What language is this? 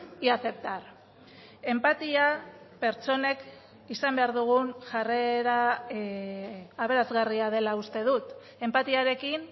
Basque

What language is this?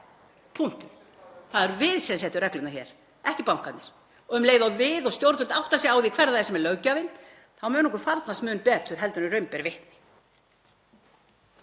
Icelandic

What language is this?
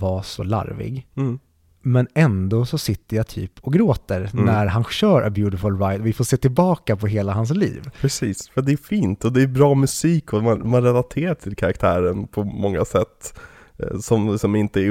Swedish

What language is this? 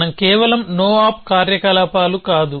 Telugu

